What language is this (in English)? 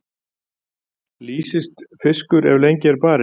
Icelandic